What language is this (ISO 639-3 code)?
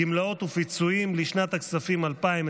heb